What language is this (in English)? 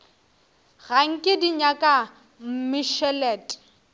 Northern Sotho